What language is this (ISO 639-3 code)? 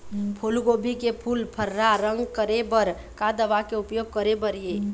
hne